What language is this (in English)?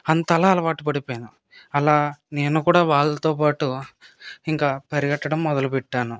Telugu